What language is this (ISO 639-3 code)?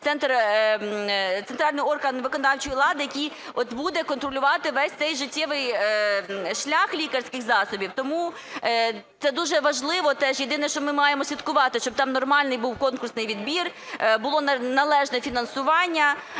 ukr